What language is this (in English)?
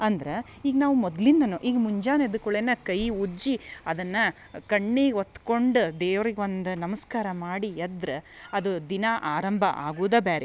Kannada